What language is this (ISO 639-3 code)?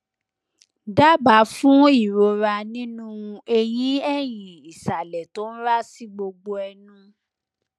yor